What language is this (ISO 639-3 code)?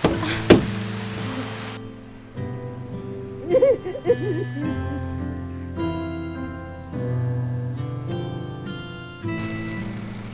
kor